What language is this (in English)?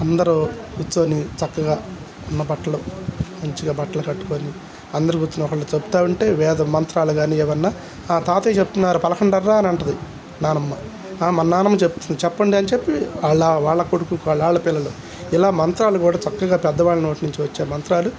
Telugu